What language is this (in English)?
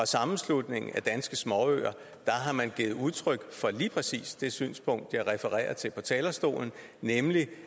Danish